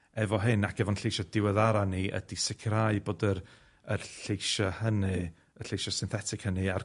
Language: Welsh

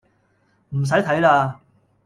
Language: Cantonese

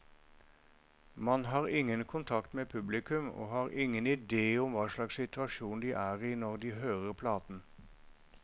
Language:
Norwegian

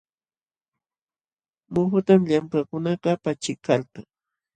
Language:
Jauja Wanca Quechua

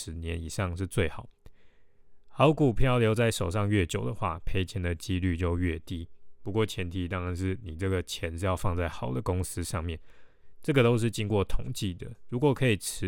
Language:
Chinese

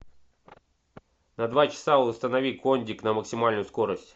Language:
Russian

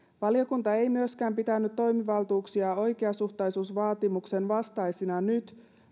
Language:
Finnish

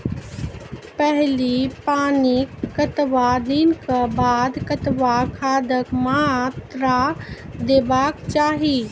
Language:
Maithili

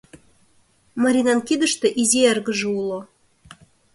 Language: Mari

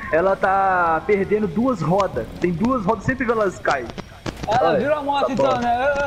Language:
Portuguese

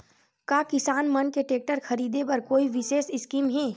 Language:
Chhattisgarhi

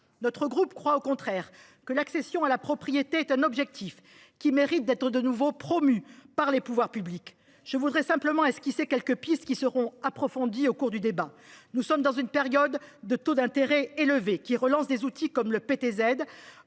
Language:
French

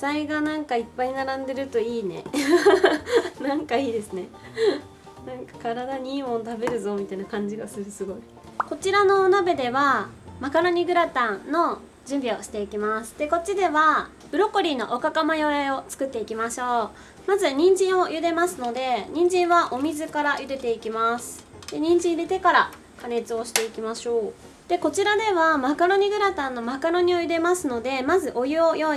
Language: Japanese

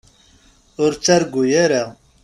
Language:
Kabyle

